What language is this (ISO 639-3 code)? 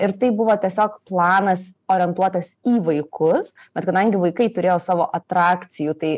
lit